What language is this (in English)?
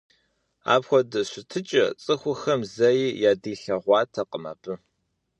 Kabardian